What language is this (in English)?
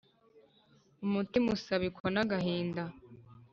Kinyarwanda